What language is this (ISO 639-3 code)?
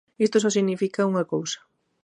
glg